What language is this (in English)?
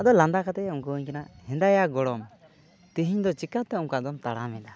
Santali